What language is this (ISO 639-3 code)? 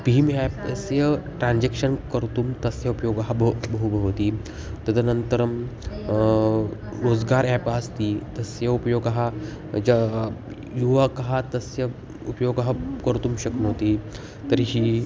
san